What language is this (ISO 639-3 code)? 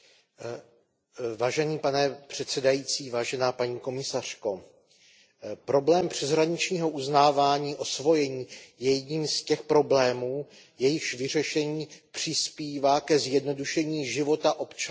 ces